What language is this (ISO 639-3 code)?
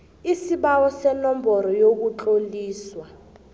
nbl